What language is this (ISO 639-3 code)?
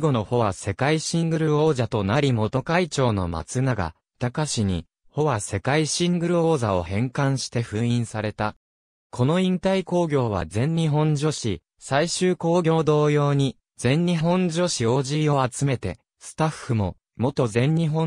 jpn